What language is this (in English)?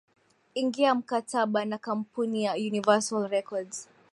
Swahili